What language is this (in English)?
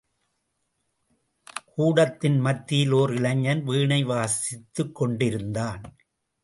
Tamil